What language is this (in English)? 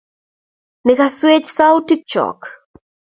Kalenjin